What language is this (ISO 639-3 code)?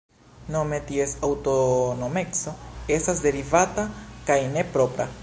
epo